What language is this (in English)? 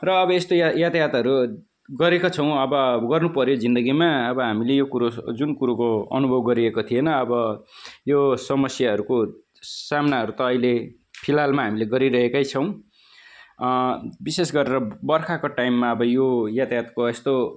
Nepali